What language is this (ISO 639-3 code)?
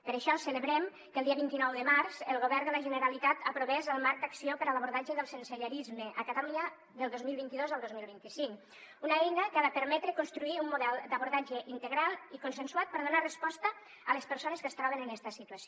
cat